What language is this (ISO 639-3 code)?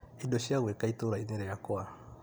kik